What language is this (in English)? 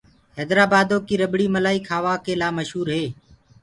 Gurgula